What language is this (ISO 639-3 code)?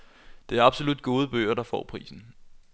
dan